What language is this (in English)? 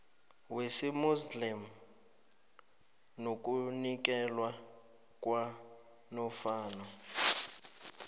South Ndebele